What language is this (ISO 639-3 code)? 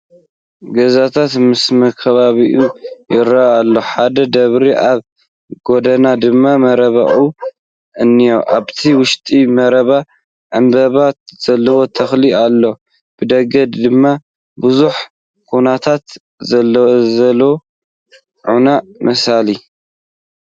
tir